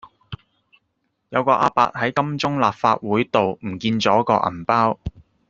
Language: Cantonese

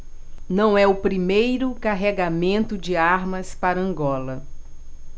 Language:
Portuguese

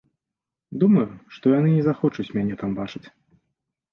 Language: Belarusian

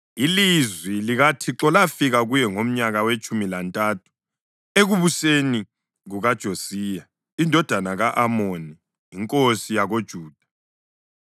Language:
North Ndebele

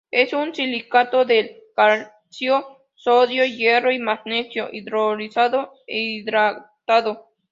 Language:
Spanish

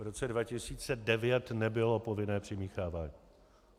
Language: Czech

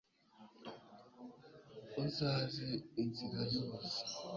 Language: Kinyarwanda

